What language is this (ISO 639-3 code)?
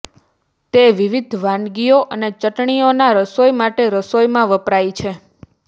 guj